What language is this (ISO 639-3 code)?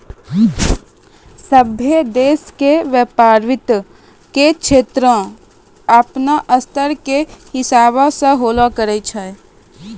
mai